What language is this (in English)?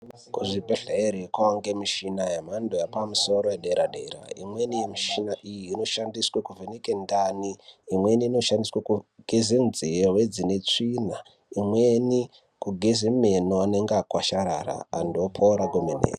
Ndau